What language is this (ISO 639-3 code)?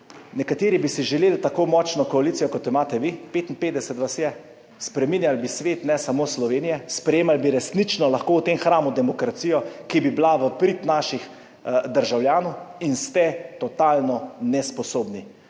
slv